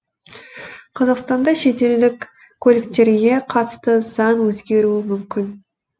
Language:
Kazakh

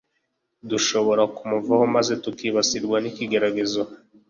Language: Kinyarwanda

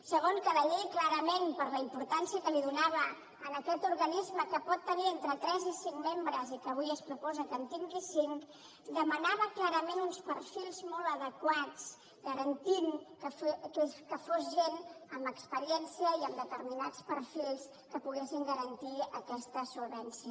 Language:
Catalan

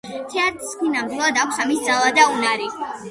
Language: Georgian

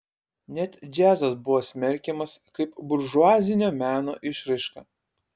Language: Lithuanian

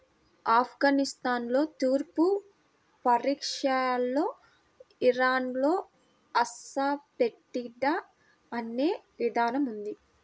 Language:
Telugu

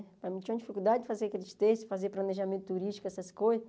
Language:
Portuguese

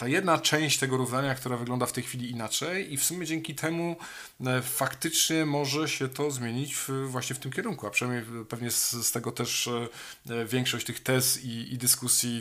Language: Polish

